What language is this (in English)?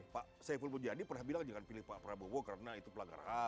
Indonesian